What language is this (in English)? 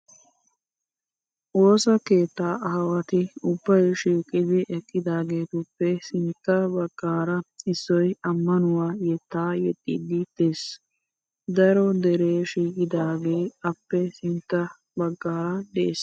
Wolaytta